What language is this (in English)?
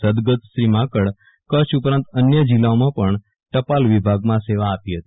Gujarati